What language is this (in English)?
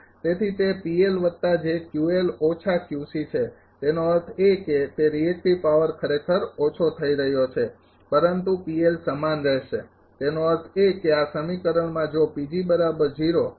Gujarati